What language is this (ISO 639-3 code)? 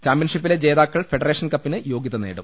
mal